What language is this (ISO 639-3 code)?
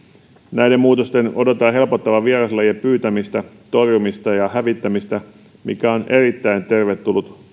fin